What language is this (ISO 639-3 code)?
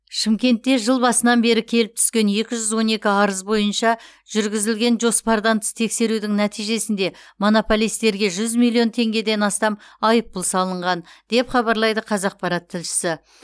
kaz